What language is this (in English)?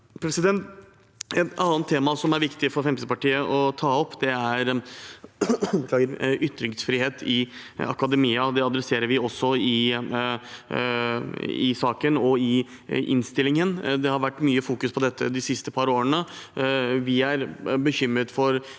Norwegian